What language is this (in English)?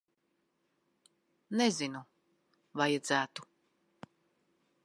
Latvian